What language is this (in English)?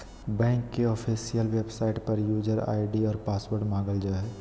Magahi